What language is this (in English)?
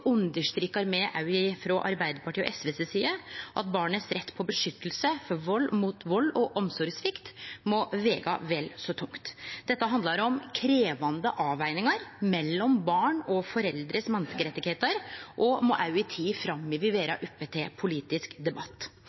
Norwegian Nynorsk